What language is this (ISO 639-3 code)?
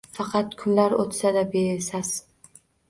uzb